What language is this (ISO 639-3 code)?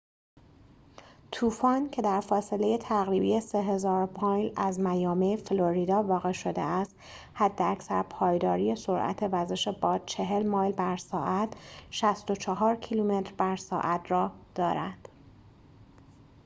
fas